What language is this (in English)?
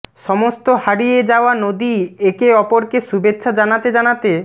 Bangla